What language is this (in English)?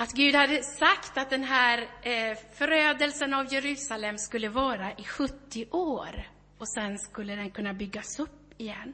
Swedish